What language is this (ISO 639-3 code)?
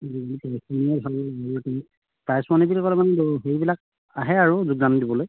asm